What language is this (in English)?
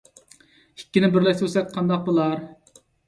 Uyghur